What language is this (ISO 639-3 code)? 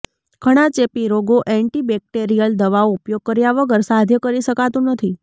guj